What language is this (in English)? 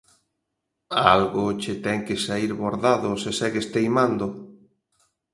Galician